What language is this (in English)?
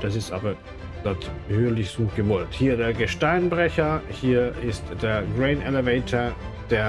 German